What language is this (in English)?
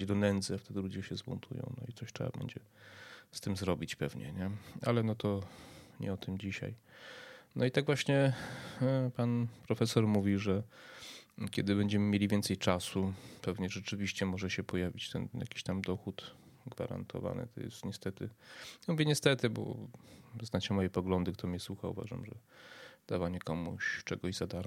Polish